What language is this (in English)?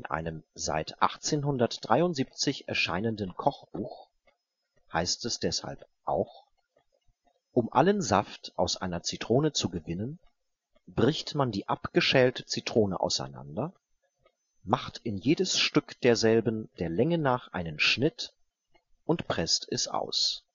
German